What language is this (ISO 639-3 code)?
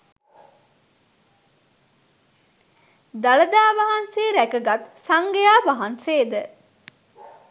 sin